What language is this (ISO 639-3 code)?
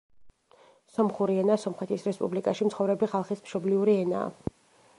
kat